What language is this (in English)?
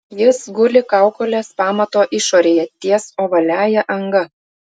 Lithuanian